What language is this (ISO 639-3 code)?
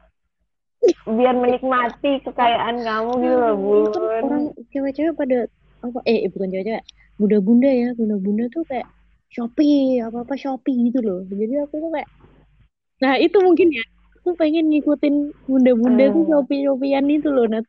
ind